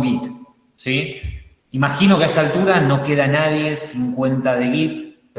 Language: Spanish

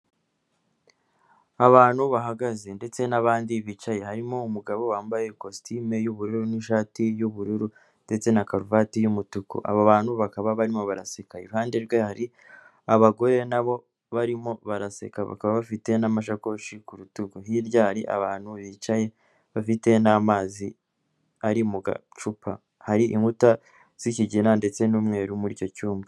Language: Kinyarwanda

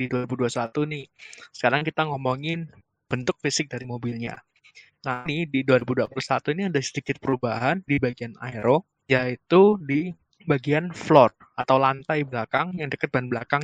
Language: Indonesian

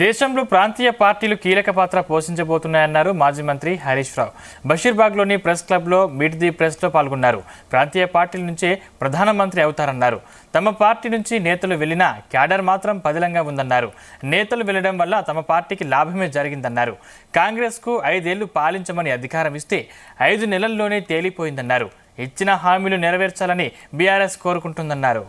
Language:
Telugu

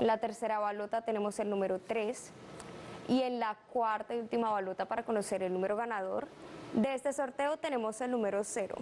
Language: Spanish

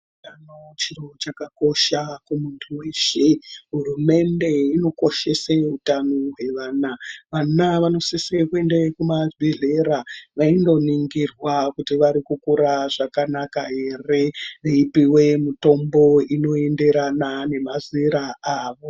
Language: Ndau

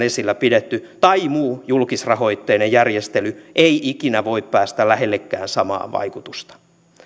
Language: Finnish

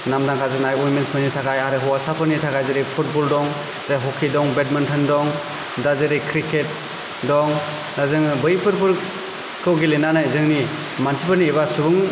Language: Bodo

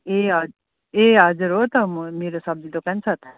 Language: Nepali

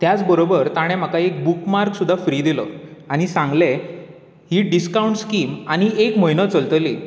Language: Konkani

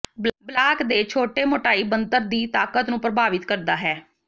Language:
Punjabi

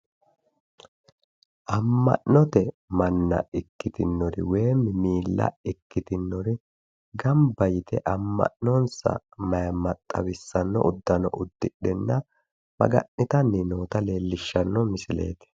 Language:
Sidamo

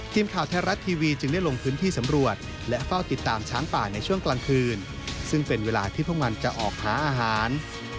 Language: Thai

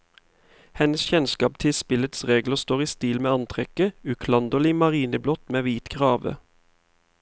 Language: Norwegian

